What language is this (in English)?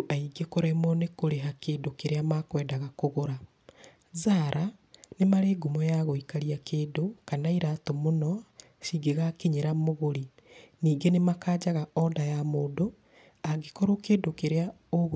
Kikuyu